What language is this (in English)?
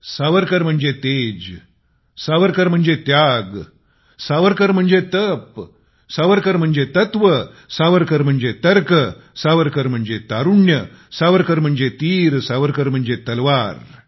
Marathi